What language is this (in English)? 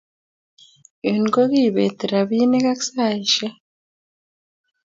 Kalenjin